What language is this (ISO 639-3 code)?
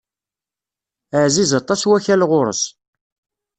kab